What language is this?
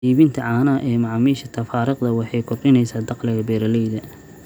Somali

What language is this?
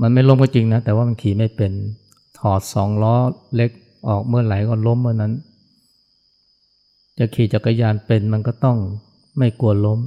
Thai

